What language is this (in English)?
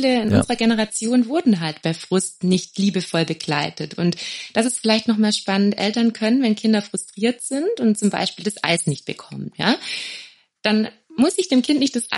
German